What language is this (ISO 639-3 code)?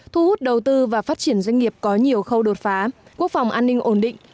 vie